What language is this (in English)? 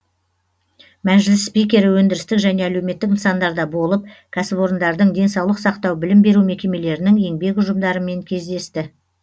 Kazakh